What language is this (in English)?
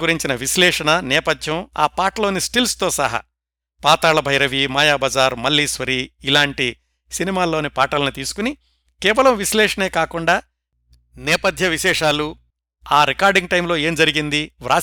Telugu